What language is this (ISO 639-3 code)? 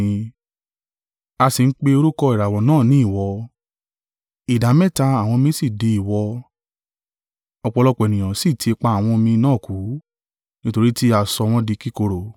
yor